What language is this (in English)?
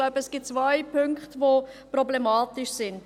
Swiss German